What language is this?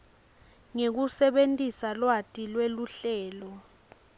Swati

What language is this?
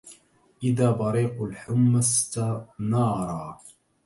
Arabic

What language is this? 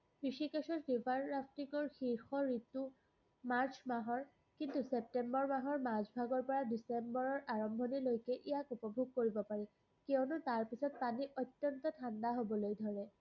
Assamese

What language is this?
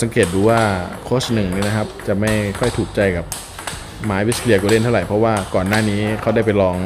Thai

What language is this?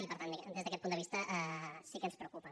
Catalan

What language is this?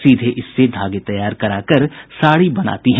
Hindi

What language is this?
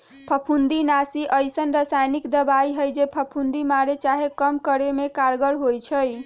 Magahi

